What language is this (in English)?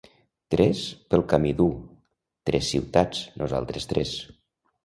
Catalan